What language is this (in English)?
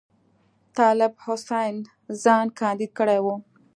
Pashto